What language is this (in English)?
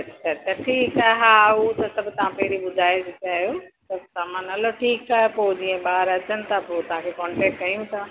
Sindhi